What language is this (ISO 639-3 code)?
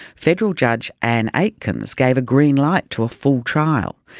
eng